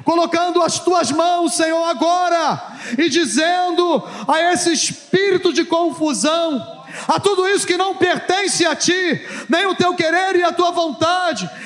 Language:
Portuguese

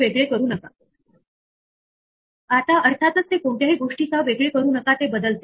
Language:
Marathi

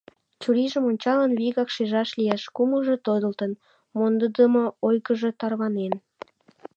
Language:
Mari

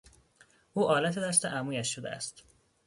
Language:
Persian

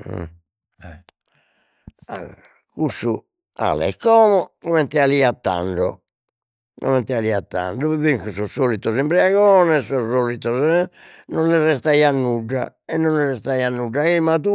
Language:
Sardinian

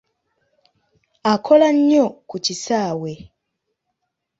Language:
Ganda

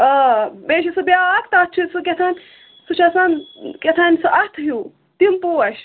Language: Kashmiri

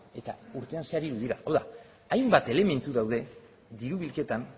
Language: Basque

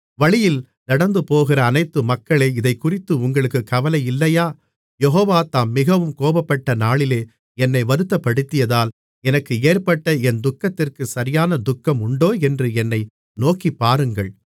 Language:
Tamil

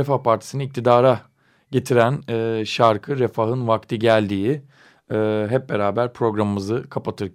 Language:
Turkish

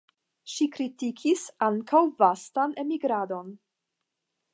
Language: Esperanto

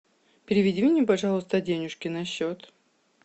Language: Russian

